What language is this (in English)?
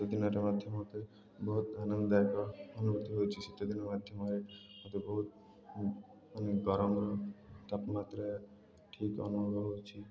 Odia